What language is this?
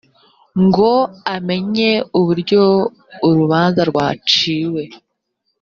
Kinyarwanda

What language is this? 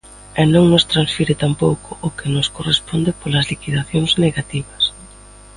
Galician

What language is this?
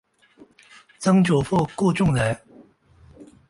Chinese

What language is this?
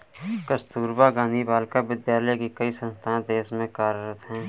Hindi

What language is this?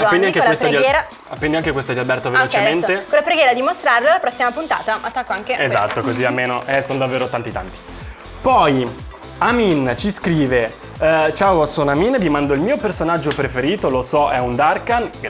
Italian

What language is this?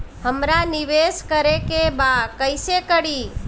Bhojpuri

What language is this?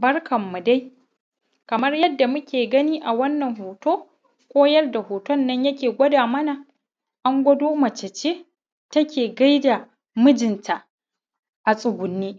Hausa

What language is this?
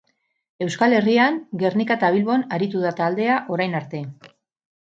Basque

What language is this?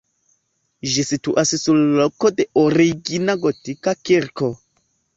Esperanto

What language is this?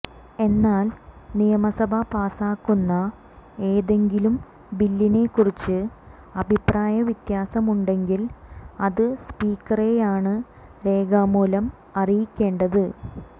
Malayalam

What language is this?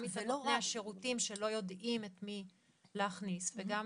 Hebrew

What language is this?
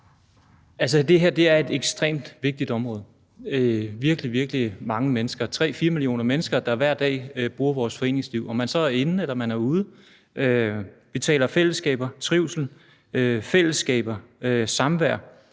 Danish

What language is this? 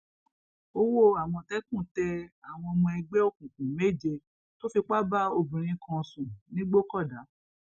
Yoruba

